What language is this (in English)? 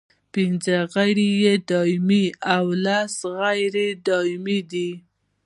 Pashto